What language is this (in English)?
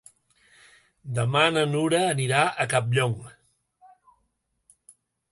Catalan